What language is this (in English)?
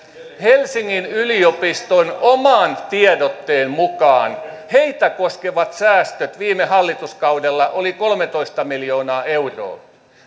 Finnish